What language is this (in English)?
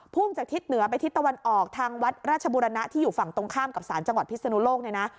Thai